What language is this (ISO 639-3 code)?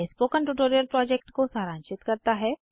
hin